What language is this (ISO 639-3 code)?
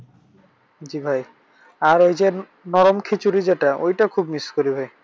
ben